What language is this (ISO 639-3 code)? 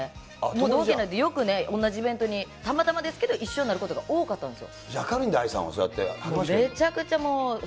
jpn